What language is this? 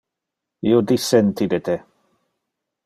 Interlingua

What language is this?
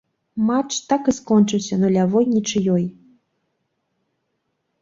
Belarusian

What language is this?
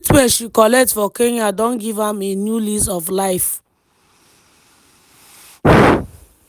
Nigerian Pidgin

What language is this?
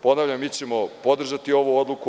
Serbian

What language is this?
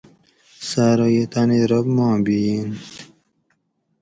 Gawri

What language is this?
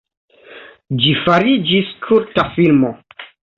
Esperanto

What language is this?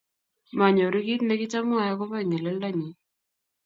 Kalenjin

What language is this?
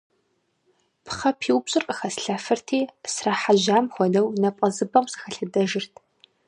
Kabardian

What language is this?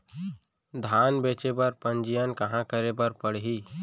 Chhattisgarhi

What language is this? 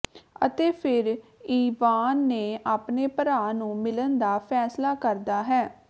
Punjabi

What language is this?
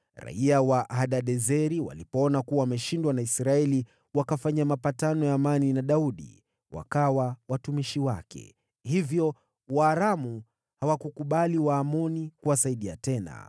Swahili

